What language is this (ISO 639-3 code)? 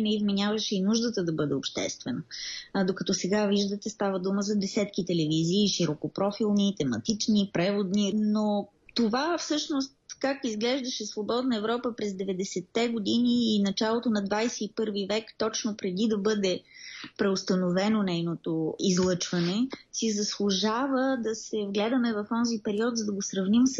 bul